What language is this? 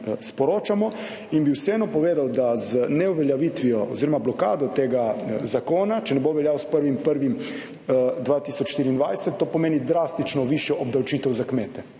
Slovenian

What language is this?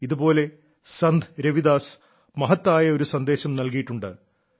Malayalam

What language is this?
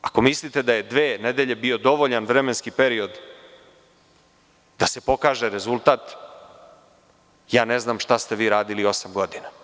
Serbian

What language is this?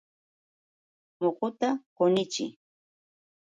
Yauyos Quechua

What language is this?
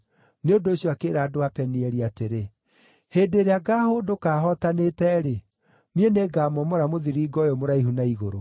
Kikuyu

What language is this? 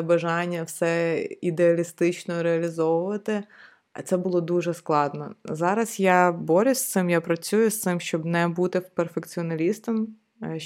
Ukrainian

